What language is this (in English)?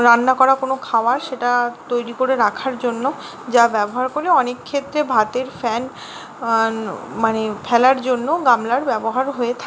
Bangla